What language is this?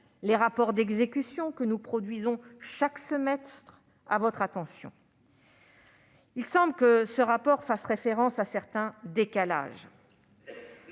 French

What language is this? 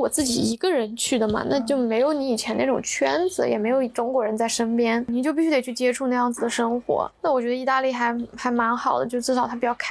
Chinese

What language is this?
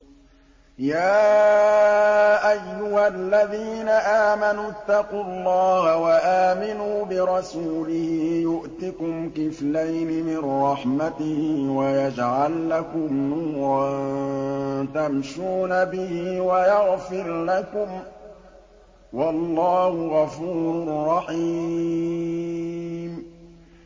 Arabic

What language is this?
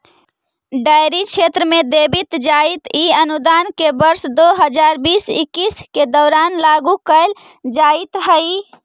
Magahi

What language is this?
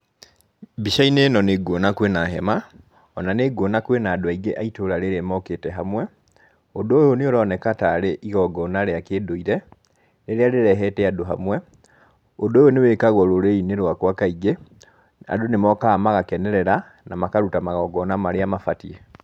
Kikuyu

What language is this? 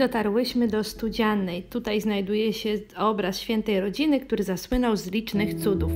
Polish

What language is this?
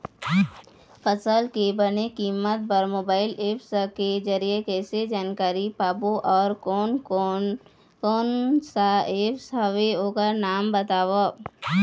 Chhattisgarhi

